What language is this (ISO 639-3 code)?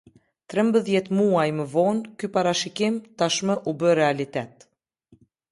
sqi